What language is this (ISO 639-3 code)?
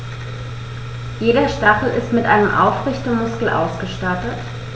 deu